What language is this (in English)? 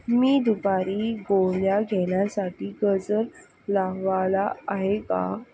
Marathi